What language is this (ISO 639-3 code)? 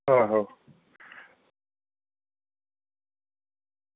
doi